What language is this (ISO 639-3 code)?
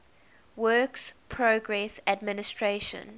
eng